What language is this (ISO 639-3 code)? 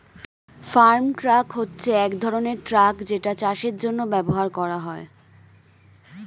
ben